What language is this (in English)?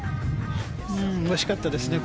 Japanese